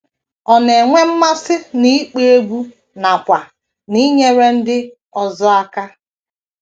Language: Igbo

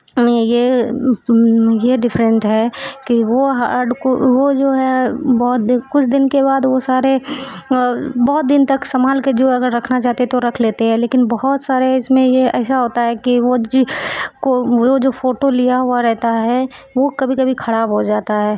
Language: Urdu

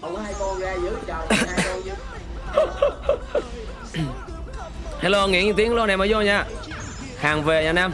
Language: Vietnamese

